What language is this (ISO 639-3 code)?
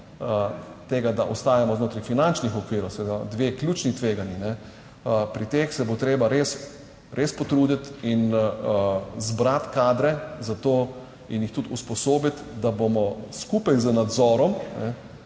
slv